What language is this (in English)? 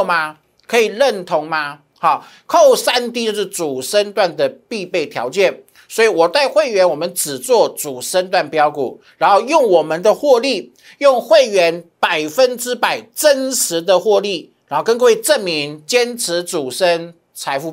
Chinese